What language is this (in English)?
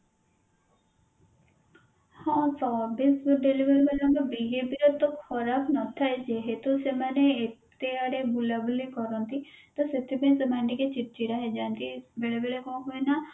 Odia